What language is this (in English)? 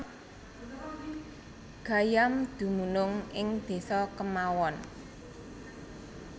Javanese